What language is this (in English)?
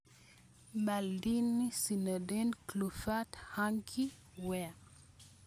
Kalenjin